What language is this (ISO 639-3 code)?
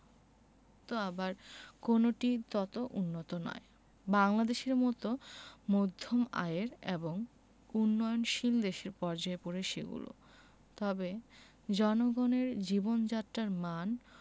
ben